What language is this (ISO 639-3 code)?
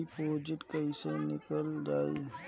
bho